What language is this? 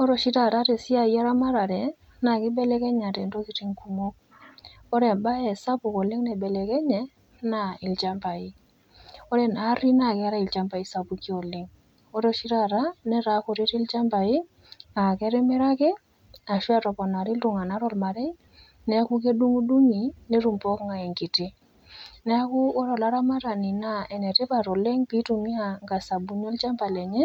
Masai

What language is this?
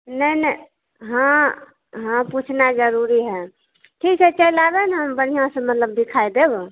Maithili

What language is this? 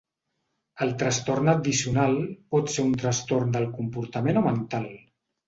Catalan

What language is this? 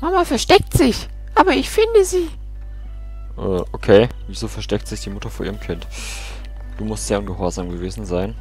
German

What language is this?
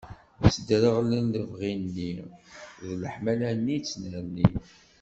Kabyle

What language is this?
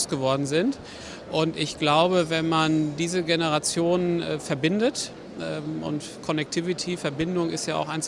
German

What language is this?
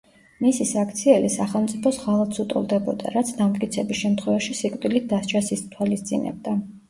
Georgian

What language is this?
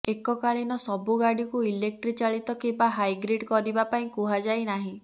Odia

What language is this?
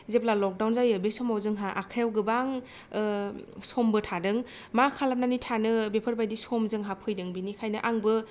Bodo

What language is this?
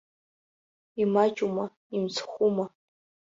Abkhazian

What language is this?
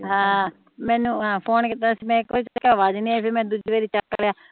Punjabi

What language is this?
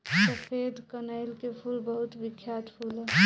Bhojpuri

